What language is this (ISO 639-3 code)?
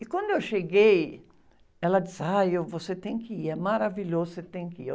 por